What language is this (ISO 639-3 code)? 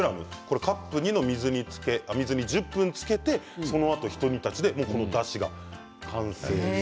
jpn